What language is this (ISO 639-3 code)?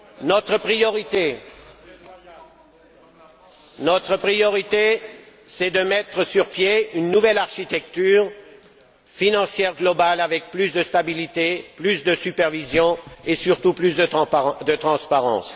fra